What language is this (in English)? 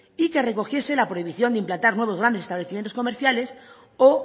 Spanish